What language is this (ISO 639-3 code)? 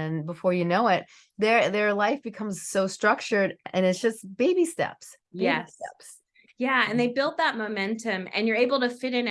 eng